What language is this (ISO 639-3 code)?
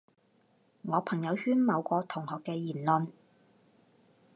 yue